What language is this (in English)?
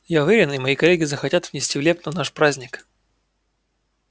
Russian